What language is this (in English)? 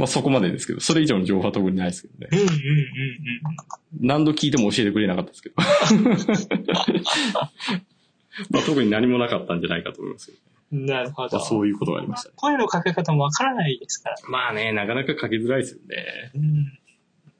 Japanese